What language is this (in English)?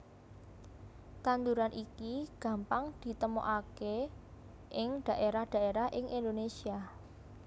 Javanese